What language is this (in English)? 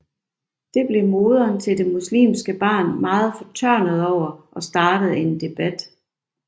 Danish